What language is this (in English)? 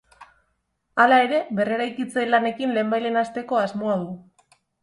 Basque